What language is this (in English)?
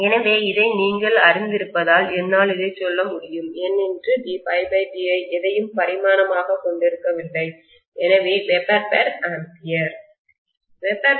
Tamil